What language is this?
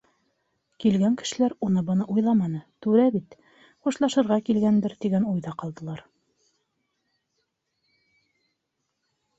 Bashkir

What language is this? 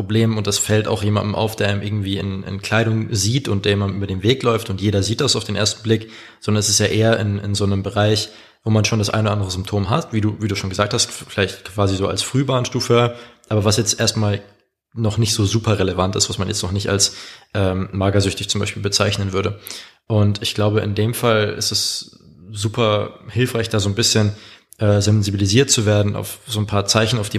German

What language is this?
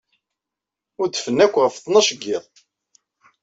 Kabyle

